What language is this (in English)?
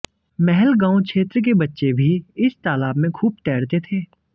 Hindi